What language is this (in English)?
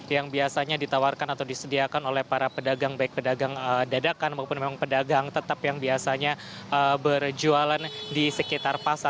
Indonesian